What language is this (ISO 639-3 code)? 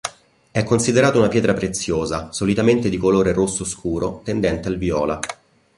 ita